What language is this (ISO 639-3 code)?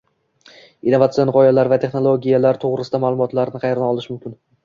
uzb